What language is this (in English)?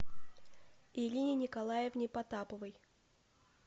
Russian